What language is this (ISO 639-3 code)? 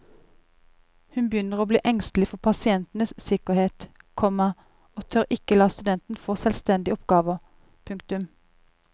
nor